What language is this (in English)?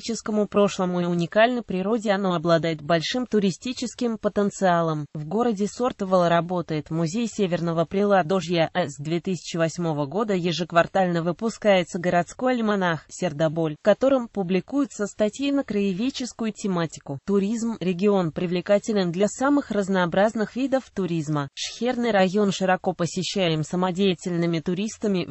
Russian